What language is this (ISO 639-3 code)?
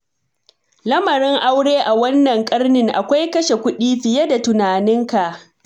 hau